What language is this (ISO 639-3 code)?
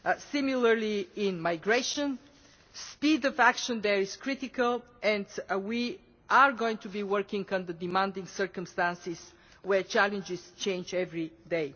eng